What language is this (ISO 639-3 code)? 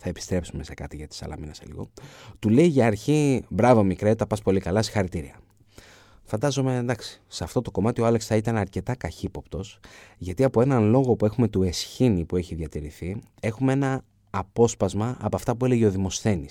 ell